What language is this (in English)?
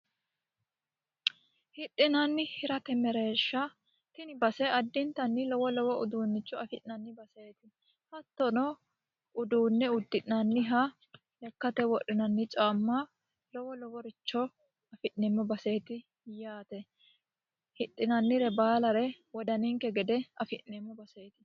Sidamo